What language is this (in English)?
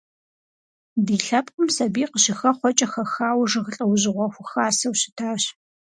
Kabardian